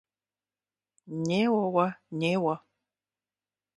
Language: Kabardian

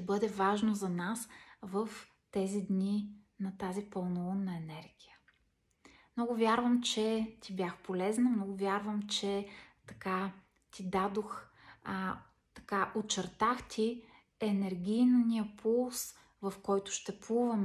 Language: Bulgarian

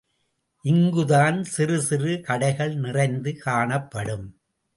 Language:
Tamil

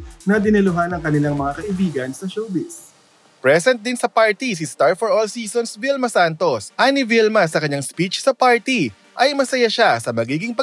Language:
Filipino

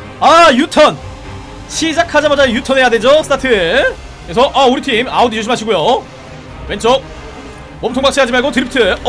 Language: Korean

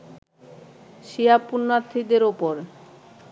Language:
Bangla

